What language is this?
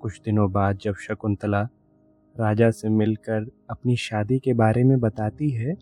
Hindi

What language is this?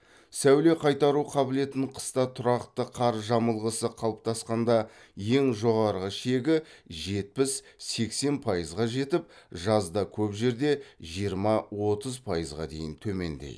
Kazakh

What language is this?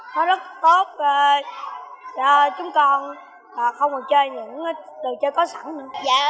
Vietnamese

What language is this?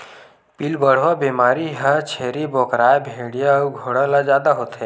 Chhattisgarhi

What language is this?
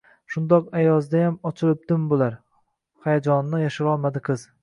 Uzbek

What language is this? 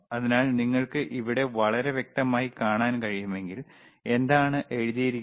Malayalam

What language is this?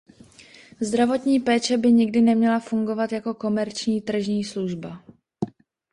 Czech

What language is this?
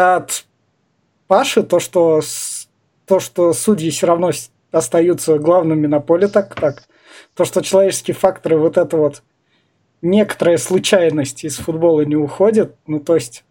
Russian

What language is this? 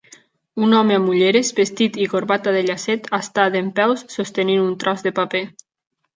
Catalan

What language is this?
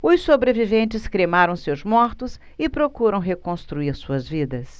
Portuguese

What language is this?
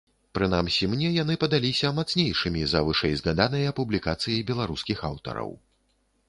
Belarusian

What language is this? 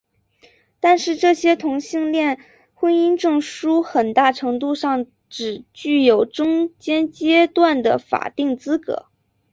Chinese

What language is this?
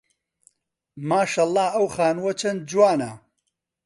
Central Kurdish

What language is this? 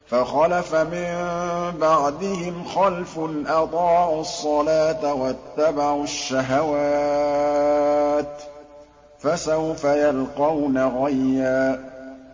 Arabic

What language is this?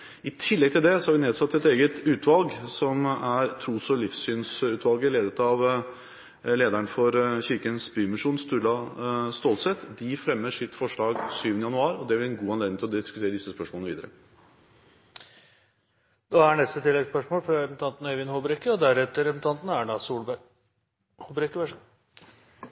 Norwegian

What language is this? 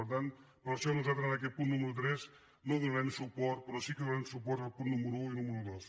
Catalan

